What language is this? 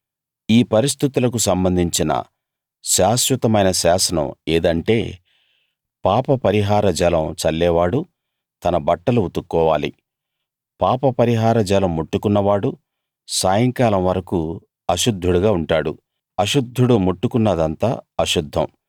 Telugu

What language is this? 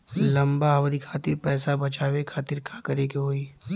Bhojpuri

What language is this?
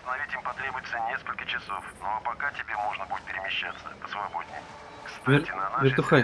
Russian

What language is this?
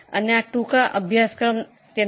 Gujarati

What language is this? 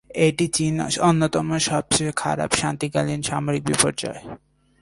Bangla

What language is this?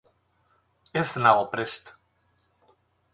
Basque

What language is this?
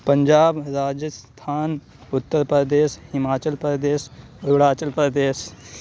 Urdu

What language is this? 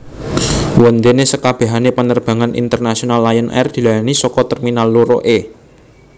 Javanese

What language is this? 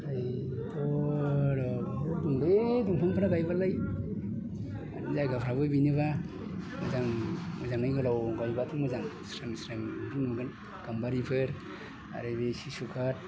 Bodo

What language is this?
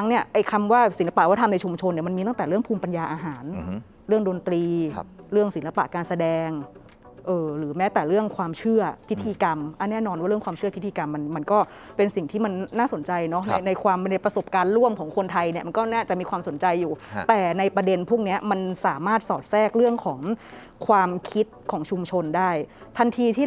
Thai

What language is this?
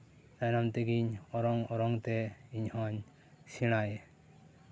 Santali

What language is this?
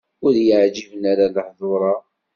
Kabyle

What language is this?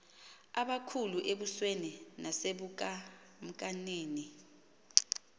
Xhosa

